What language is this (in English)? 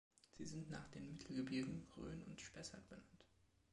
German